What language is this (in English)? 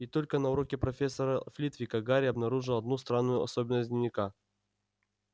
Russian